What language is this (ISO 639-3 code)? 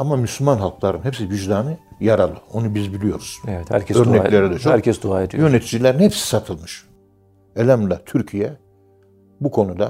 tur